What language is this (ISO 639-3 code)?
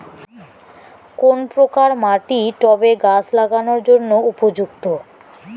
ben